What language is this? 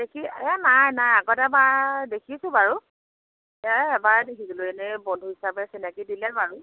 Assamese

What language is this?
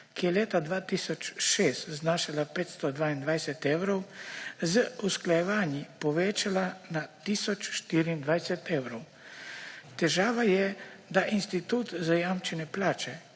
Slovenian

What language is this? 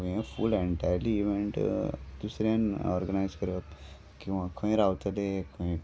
Konkani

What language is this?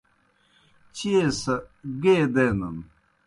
Kohistani Shina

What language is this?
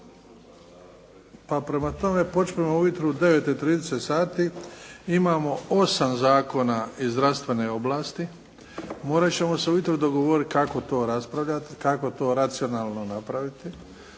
Croatian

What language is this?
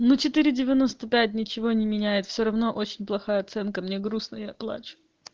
Russian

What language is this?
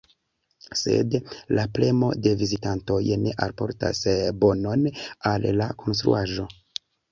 Esperanto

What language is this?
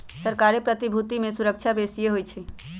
Magahi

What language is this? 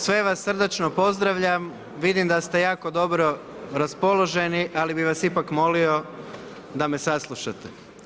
Croatian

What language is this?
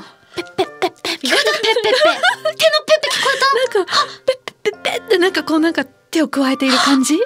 Japanese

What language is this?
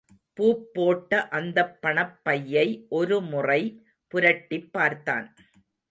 Tamil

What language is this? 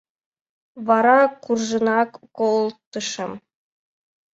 Mari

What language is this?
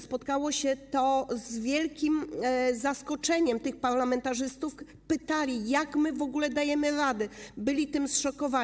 Polish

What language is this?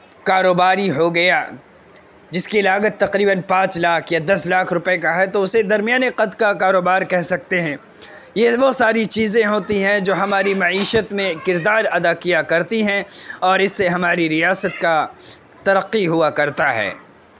Urdu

